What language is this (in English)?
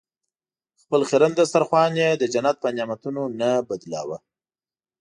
Pashto